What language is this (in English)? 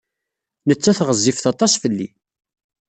Kabyle